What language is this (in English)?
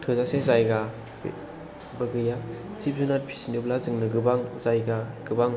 Bodo